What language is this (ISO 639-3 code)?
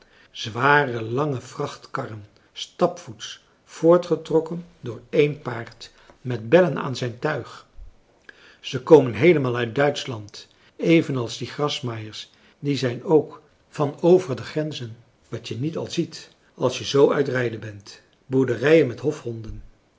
nld